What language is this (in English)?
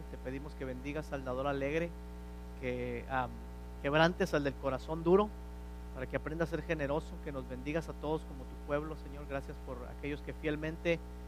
Spanish